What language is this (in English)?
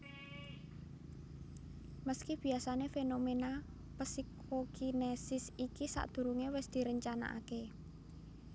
Javanese